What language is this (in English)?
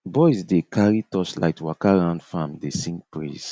Nigerian Pidgin